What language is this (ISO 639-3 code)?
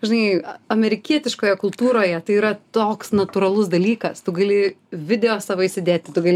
lit